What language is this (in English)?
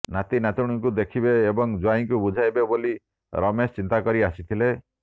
Odia